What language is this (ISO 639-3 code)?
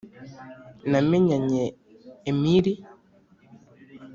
kin